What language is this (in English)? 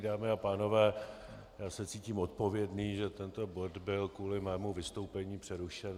Czech